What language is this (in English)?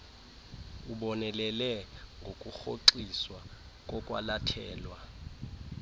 Xhosa